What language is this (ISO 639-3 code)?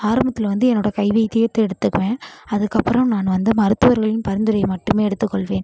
tam